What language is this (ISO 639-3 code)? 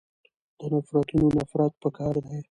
pus